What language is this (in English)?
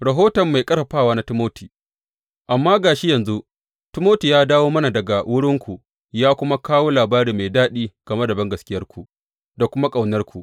Hausa